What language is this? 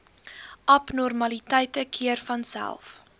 Afrikaans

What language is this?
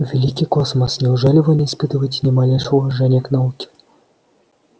Russian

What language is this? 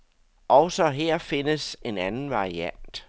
Danish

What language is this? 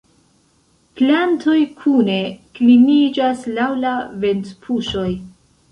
Esperanto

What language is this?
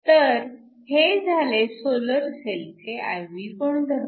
Marathi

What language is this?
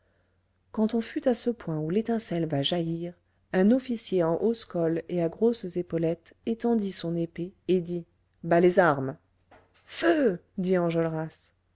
French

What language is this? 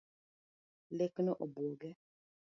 Luo (Kenya and Tanzania)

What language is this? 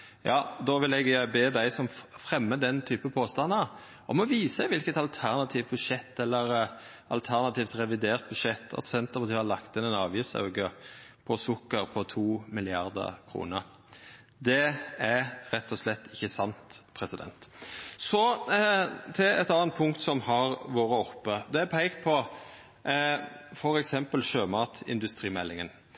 Norwegian Nynorsk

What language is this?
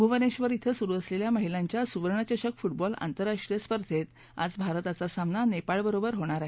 Marathi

